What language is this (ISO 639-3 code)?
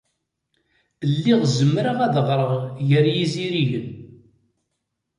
kab